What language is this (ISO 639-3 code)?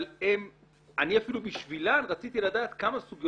heb